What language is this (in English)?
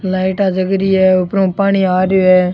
Rajasthani